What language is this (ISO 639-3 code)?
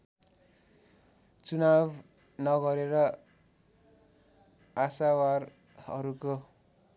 nep